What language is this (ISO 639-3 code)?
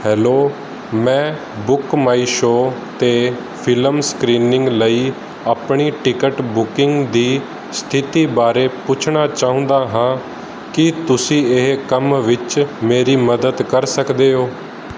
pan